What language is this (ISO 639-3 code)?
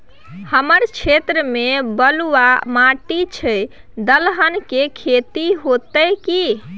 mai